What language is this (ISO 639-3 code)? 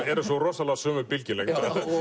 isl